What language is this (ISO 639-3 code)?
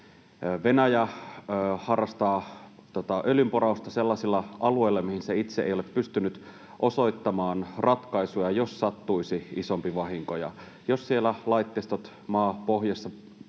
fin